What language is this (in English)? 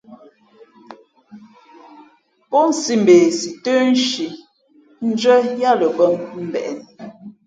Fe'fe'